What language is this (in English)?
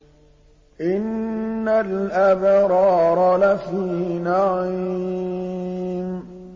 Arabic